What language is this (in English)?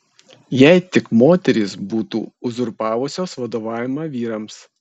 Lithuanian